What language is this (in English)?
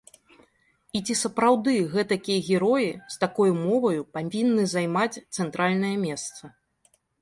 Belarusian